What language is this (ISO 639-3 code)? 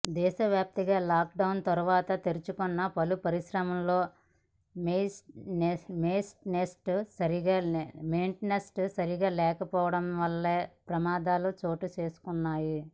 tel